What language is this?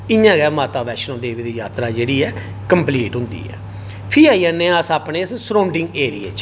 Dogri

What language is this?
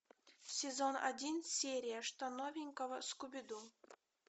Russian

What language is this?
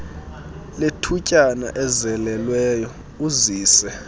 Xhosa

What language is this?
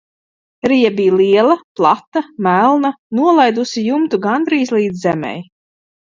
Latvian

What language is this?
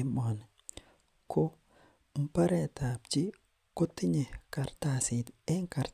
Kalenjin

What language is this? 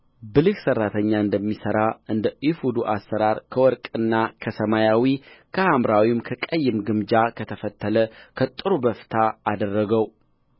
Amharic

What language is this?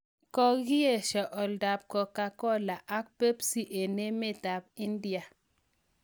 Kalenjin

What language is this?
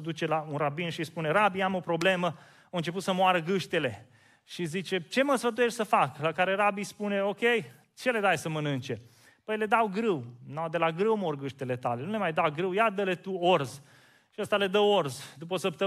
Romanian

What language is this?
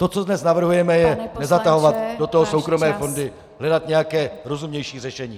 Czech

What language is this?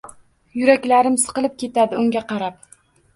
Uzbek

